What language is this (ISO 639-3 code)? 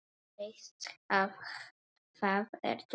isl